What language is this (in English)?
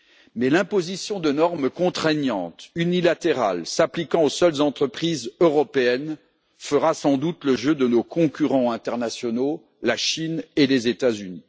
French